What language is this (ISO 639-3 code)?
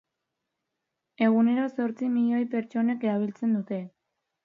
eus